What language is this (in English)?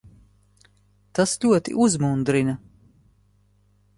Latvian